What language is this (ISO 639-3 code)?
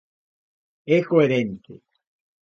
glg